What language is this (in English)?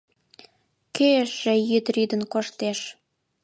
Mari